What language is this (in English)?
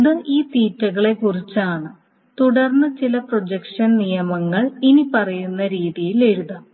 Malayalam